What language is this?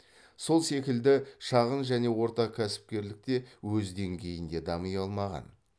Kazakh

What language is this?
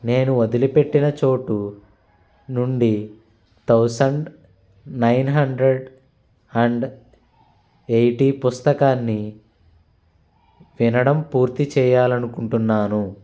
Telugu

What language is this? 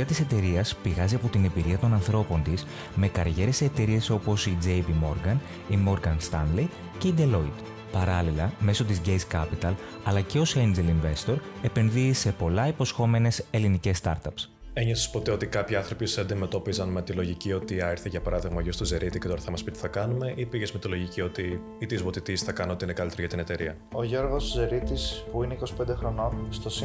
Greek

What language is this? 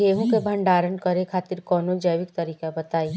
Bhojpuri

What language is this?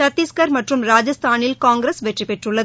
Tamil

